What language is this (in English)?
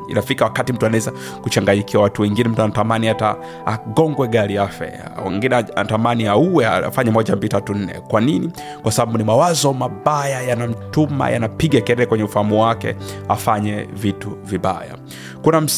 Swahili